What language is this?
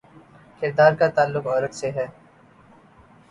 Urdu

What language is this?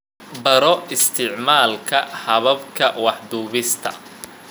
Somali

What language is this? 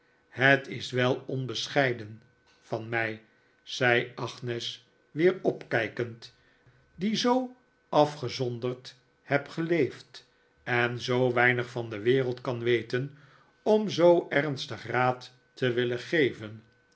Dutch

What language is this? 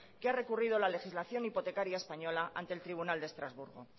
Spanish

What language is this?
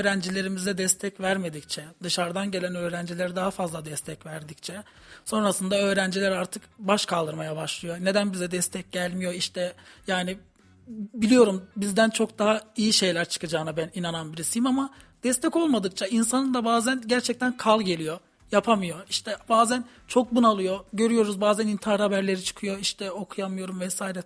Turkish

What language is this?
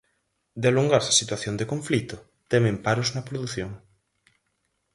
Galician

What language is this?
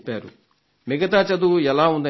Telugu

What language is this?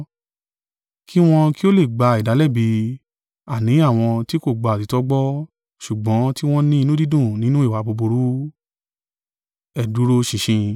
Yoruba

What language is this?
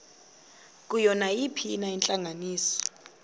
Xhosa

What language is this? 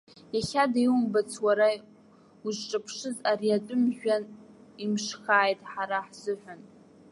Abkhazian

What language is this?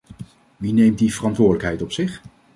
Dutch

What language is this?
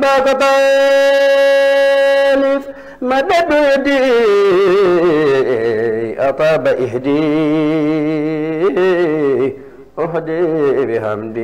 Arabic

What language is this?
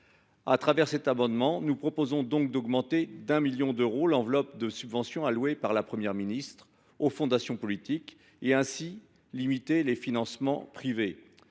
French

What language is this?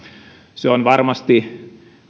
Finnish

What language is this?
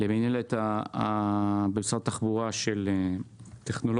Hebrew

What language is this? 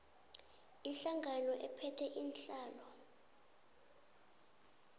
South Ndebele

